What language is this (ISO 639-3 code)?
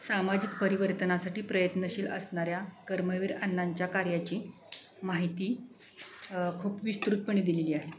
mar